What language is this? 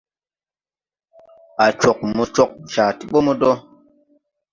Tupuri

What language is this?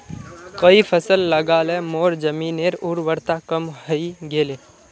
Magahi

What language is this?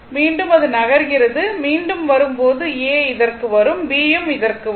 Tamil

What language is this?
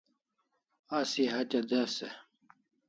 Kalasha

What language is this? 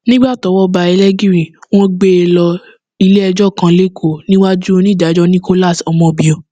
Yoruba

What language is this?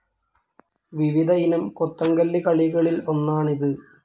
Malayalam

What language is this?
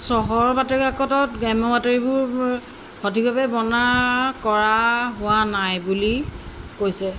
Assamese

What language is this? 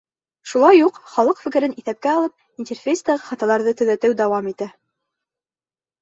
Bashkir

